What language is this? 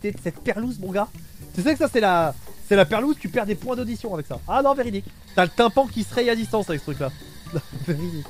French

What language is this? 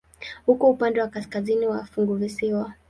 Swahili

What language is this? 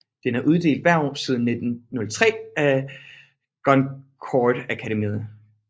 Danish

